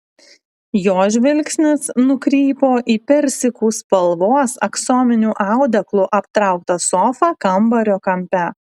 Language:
Lithuanian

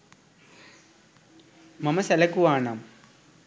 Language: Sinhala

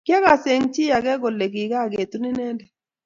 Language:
Kalenjin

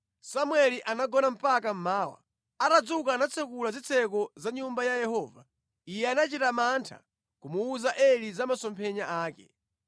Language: Nyanja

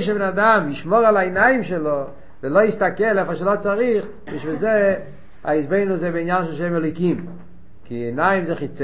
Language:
Hebrew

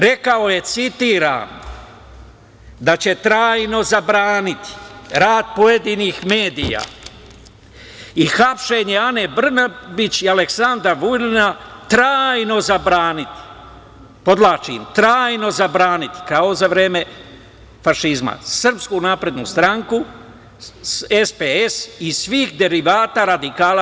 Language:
Serbian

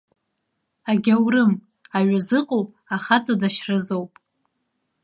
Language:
Abkhazian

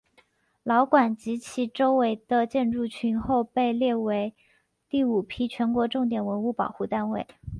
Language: Chinese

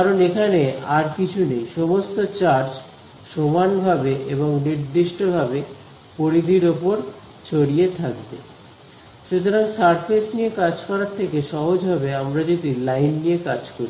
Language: Bangla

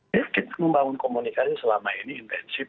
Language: Indonesian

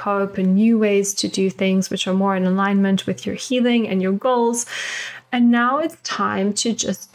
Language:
English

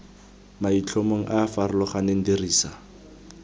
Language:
Tswana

